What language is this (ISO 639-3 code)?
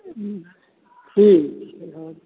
mai